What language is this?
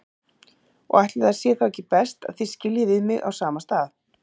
Icelandic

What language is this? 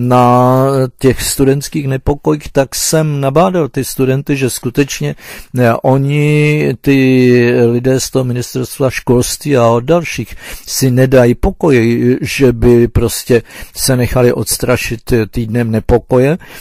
Czech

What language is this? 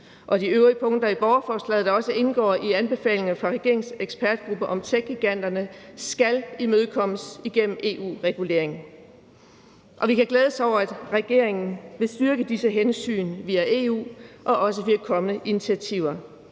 Danish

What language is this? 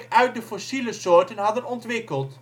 Dutch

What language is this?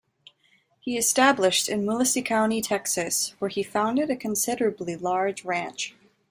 English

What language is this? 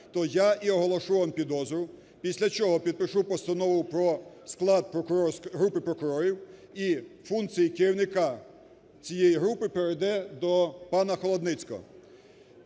Ukrainian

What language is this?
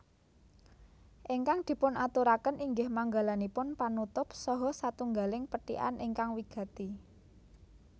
Javanese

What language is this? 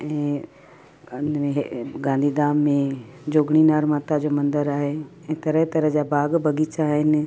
Sindhi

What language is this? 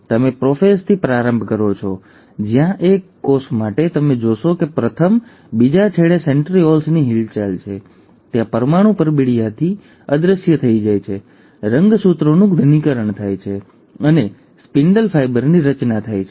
Gujarati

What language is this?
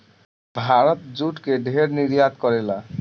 Bhojpuri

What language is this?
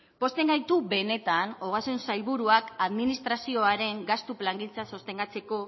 Basque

